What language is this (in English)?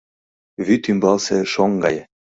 Mari